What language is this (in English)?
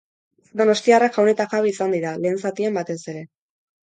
Basque